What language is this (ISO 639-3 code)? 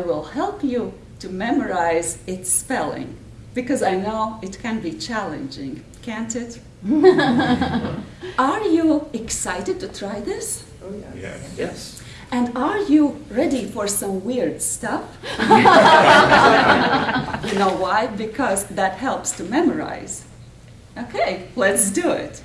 eng